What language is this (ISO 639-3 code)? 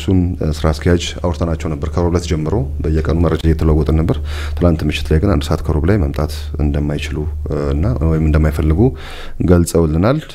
ara